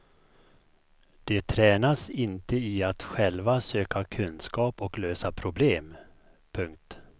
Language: Swedish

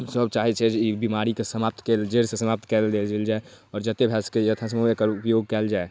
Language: Maithili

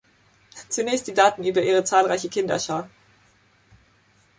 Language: German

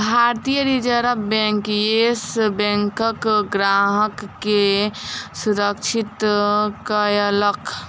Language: Maithili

